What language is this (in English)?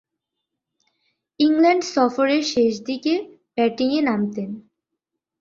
Bangla